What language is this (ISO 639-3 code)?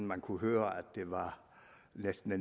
dan